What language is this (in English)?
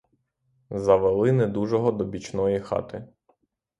Ukrainian